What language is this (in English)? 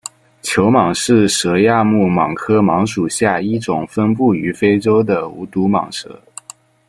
Chinese